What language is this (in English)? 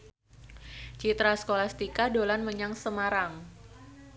Javanese